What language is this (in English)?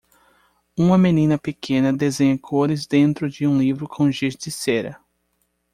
Portuguese